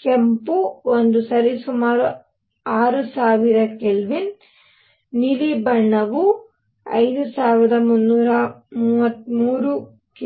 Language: Kannada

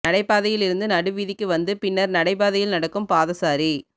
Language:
Tamil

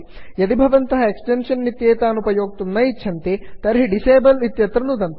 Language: Sanskrit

